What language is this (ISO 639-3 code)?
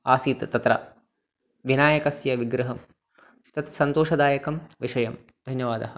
san